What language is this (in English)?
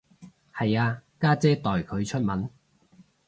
Cantonese